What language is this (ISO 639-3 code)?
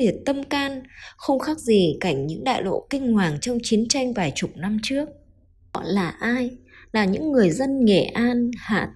vie